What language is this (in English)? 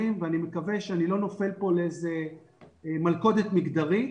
Hebrew